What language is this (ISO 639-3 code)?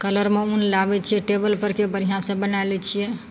mai